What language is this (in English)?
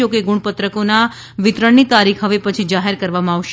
Gujarati